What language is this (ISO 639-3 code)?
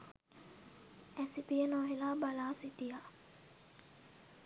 sin